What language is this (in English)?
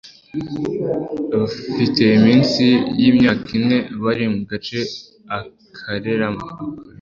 Kinyarwanda